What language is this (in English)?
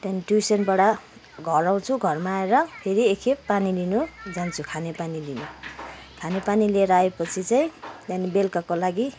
Nepali